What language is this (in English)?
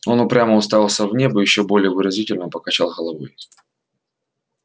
Russian